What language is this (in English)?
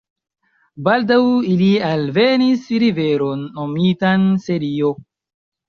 Esperanto